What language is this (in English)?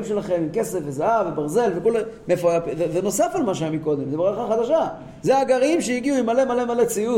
Hebrew